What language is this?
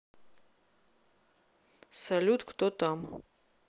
Russian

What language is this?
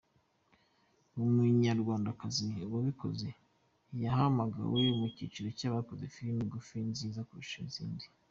Kinyarwanda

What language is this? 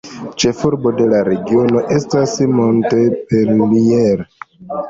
Esperanto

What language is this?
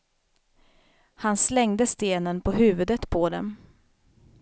Swedish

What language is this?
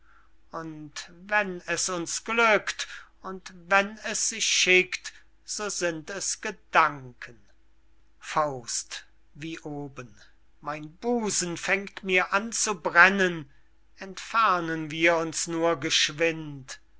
German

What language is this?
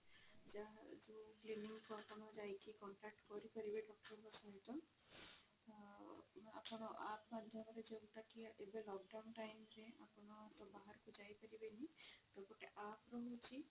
Odia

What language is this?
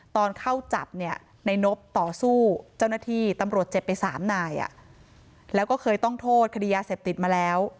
Thai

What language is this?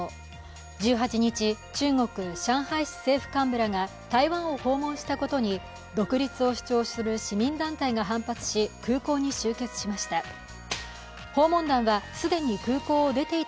Japanese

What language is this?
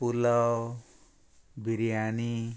Konkani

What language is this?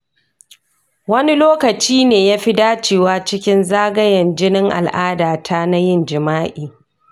Hausa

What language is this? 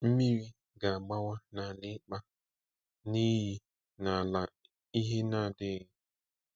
Igbo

